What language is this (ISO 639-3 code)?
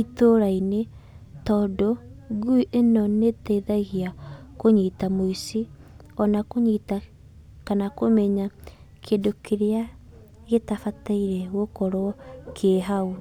kik